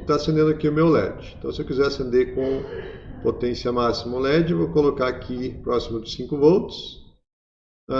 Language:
Portuguese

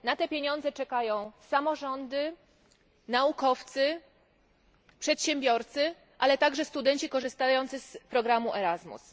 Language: Polish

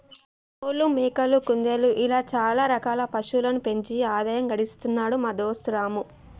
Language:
Telugu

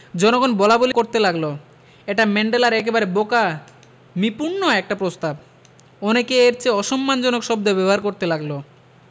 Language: Bangla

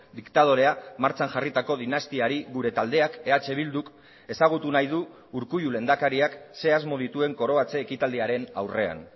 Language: Basque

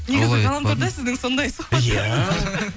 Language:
Kazakh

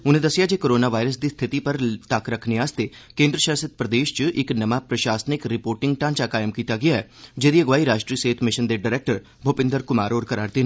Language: Dogri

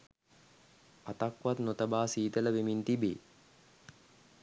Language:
Sinhala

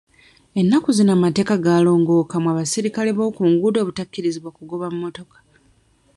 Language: Ganda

